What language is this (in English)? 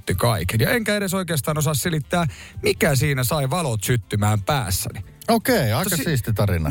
Finnish